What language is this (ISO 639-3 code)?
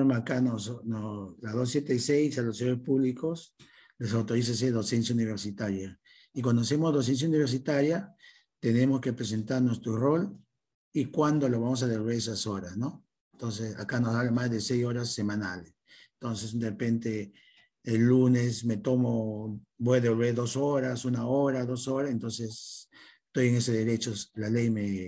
spa